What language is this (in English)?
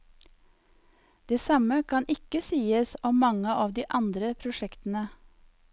Norwegian